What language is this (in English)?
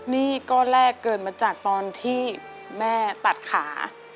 Thai